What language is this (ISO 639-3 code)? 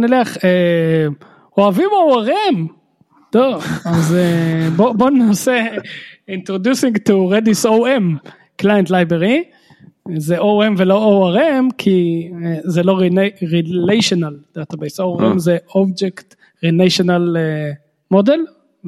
heb